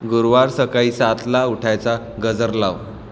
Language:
Marathi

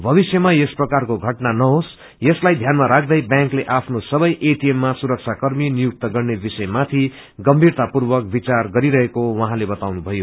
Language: Nepali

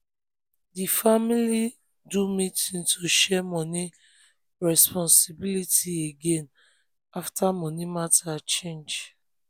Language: Nigerian Pidgin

